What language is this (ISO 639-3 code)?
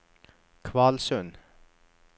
nor